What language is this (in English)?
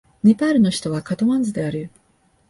Japanese